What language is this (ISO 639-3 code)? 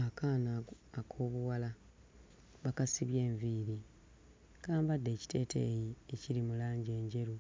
lug